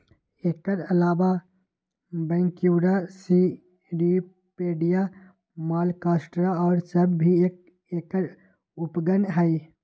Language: Magahi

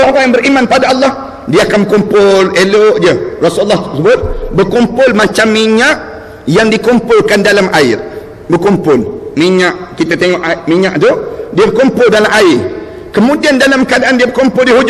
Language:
Malay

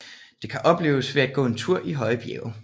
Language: Danish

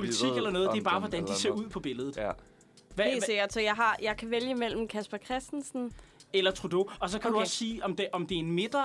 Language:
Danish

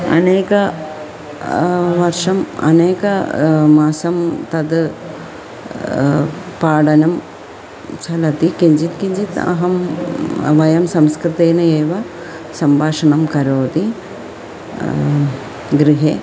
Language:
Sanskrit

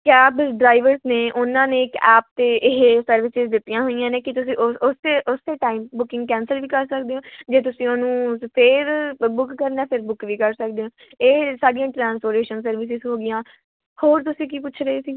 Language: Punjabi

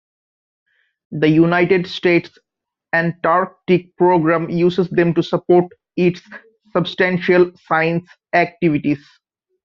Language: English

